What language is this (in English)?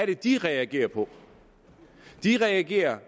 Danish